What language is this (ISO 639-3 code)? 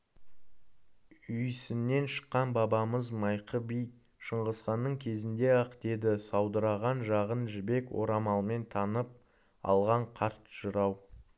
kaz